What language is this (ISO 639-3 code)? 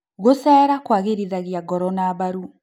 kik